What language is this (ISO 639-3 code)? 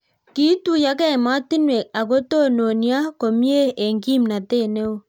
kln